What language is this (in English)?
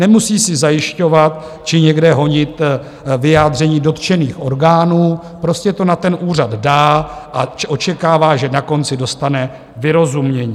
Czech